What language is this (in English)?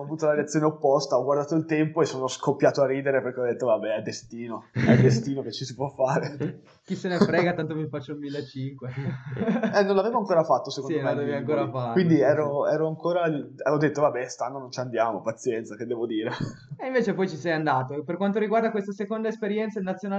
Italian